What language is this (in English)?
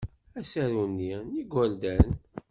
Kabyle